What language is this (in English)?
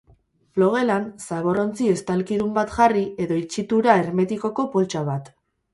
Basque